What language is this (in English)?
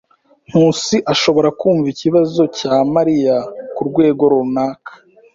Kinyarwanda